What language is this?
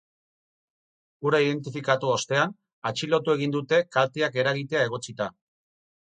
Basque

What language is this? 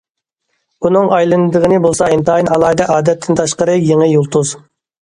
Uyghur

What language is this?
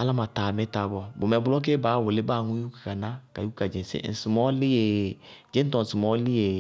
Bago-Kusuntu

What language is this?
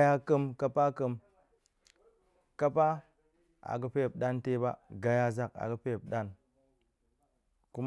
Goemai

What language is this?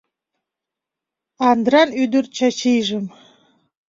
Mari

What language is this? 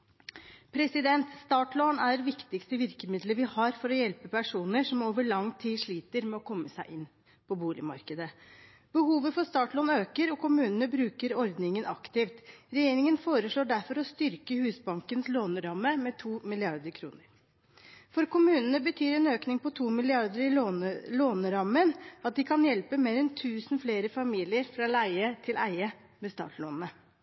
Norwegian Bokmål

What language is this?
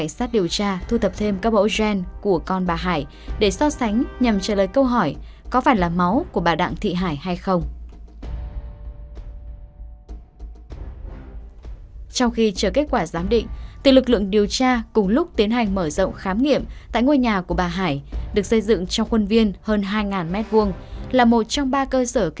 Vietnamese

